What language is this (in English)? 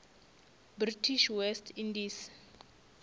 Northern Sotho